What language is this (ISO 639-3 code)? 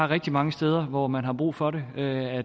dan